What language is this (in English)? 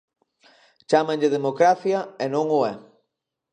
Galician